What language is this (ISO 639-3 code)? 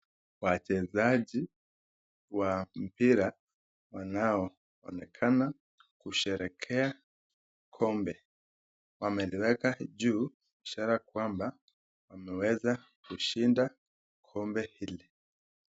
swa